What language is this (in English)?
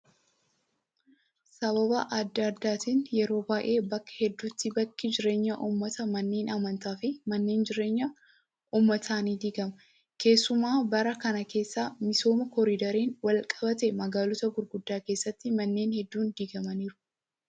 Oromo